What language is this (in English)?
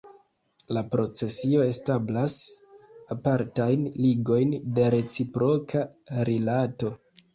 Esperanto